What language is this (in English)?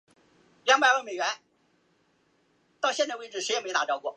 Chinese